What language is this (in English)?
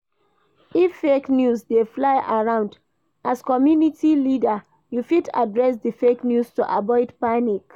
Nigerian Pidgin